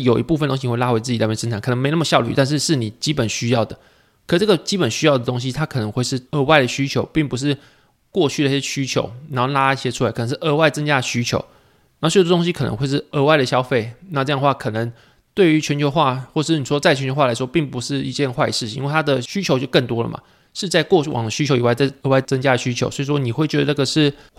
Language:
Chinese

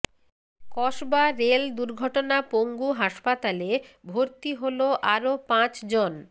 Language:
Bangla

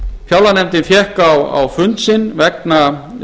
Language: Icelandic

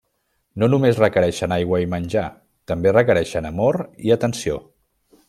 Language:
Catalan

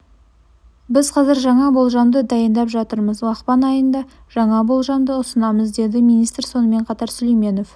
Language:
Kazakh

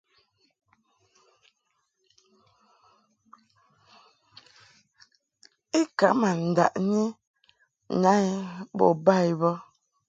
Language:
Mungaka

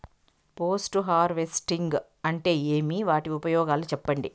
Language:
Telugu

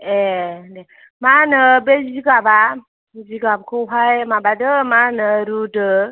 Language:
Bodo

